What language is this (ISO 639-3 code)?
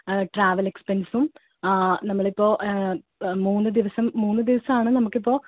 mal